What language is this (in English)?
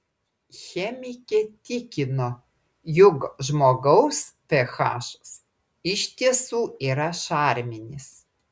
Lithuanian